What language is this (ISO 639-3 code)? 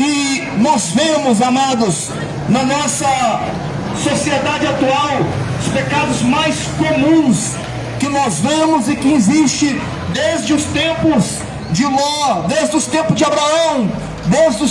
por